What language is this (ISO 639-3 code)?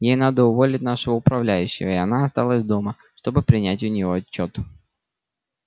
rus